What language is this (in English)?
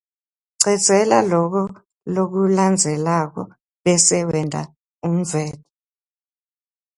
Swati